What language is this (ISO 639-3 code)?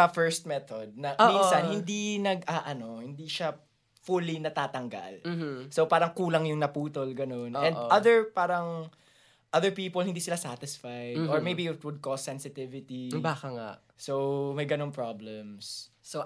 fil